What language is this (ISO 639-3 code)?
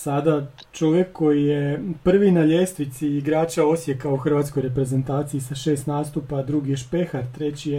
hrv